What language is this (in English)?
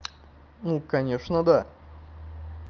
Russian